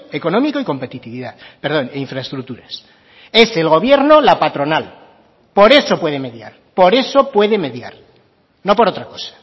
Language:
Spanish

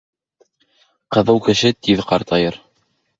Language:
Bashkir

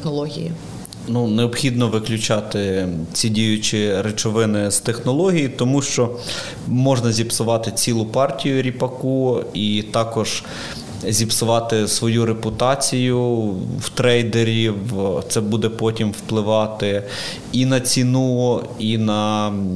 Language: Ukrainian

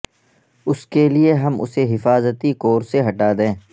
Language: Urdu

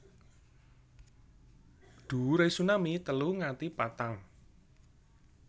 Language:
Javanese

